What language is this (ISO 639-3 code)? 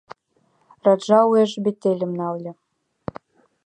chm